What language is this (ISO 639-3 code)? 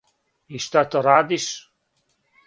srp